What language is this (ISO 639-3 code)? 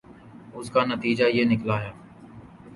urd